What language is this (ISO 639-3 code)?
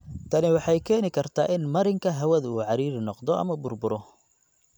som